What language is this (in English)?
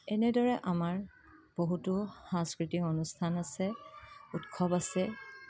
Assamese